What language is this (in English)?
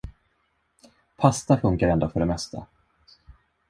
Swedish